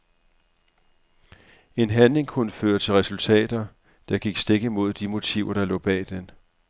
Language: Danish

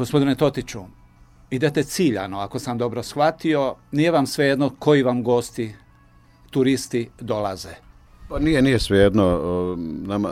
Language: Croatian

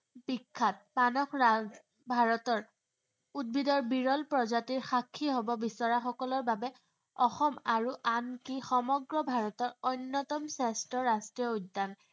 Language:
Assamese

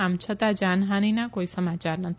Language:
Gujarati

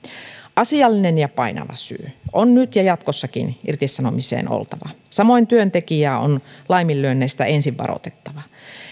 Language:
Finnish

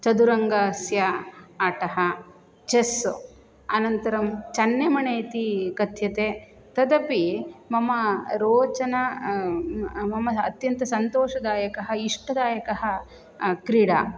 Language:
Sanskrit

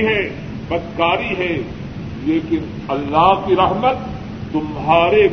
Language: Urdu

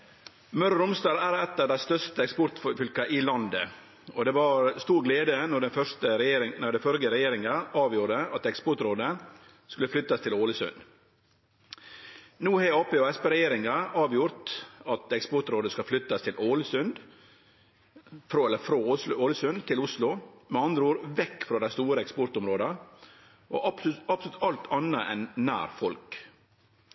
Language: Norwegian Nynorsk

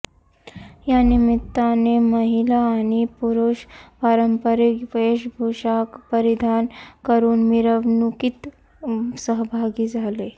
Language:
Marathi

